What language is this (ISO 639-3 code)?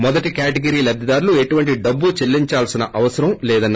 tel